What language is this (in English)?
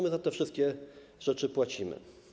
Polish